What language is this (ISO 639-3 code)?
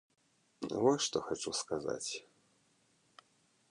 bel